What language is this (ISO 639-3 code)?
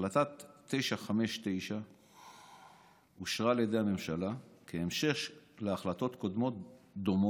heb